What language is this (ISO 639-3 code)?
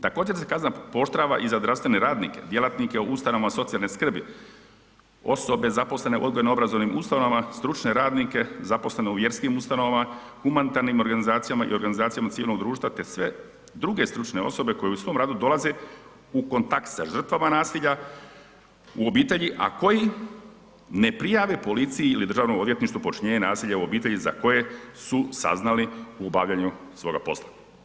hrv